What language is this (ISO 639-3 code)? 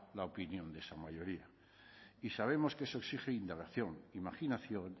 spa